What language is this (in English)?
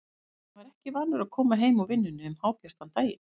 Icelandic